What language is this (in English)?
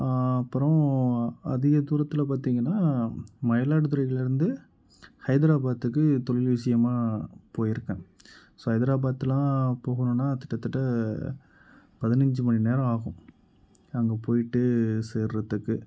Tamil